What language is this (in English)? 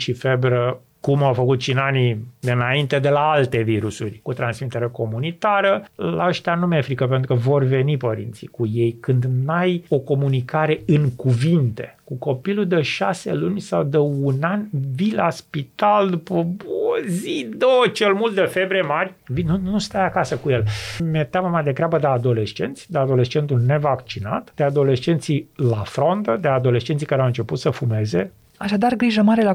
Romanian